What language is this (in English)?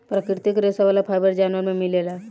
Bhojpuri